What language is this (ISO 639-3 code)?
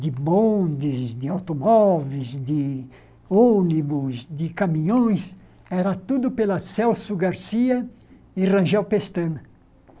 por